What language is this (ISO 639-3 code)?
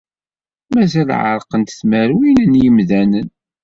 kab